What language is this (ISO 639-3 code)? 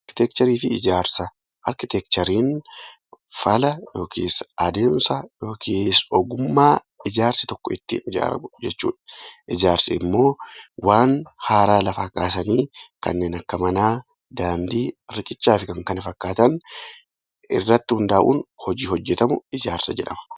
orm